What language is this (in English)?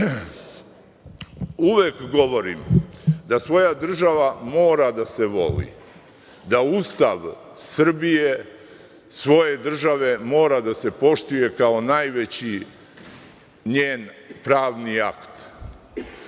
Serbian